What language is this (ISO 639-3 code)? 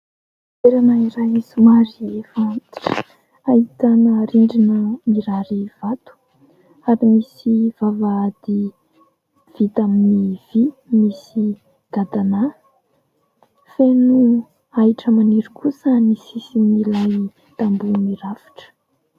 mlg